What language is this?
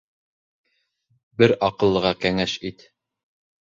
Bashkir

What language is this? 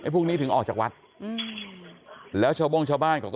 Thai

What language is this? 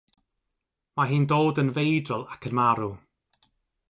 Welsh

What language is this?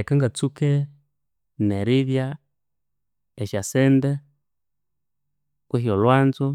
Konzo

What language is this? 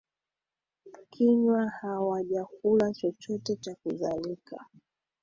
Swahili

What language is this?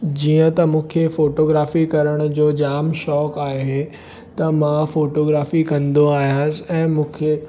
Sindhi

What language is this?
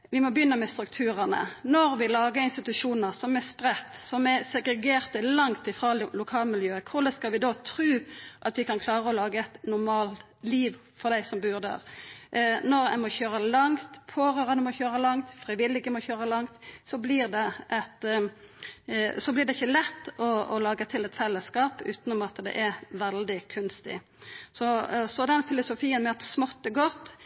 Norwegian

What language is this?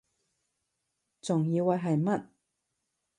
Cantonese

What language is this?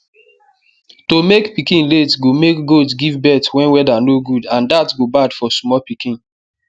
Nigerian Pidgin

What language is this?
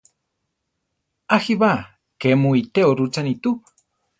Central Tarahumara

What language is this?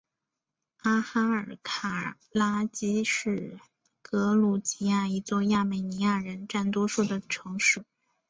Chinese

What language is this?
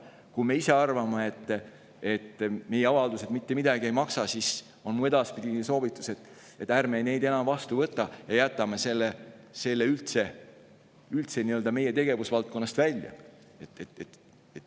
Estonian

